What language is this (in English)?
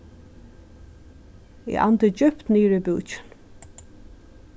Faroese